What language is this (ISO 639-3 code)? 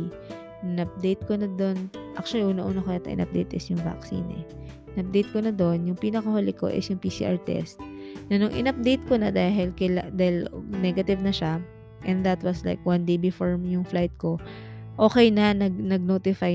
fil